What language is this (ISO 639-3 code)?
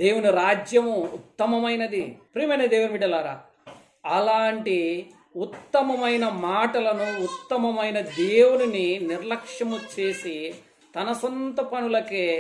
tel